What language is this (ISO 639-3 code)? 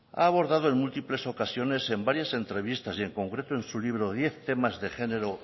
spa